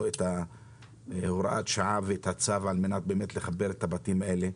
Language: Hebrew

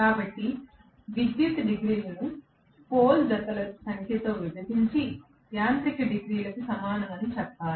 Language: Telugu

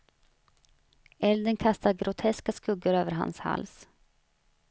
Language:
Swedish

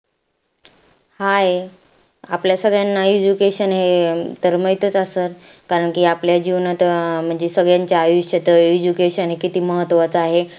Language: Marathi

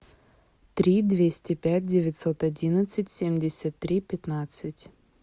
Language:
Russian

